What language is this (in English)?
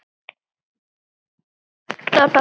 Icelandic